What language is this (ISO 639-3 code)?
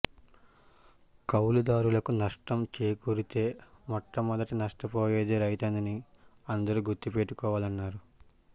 tel